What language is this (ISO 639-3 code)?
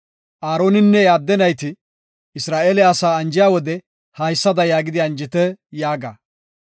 gof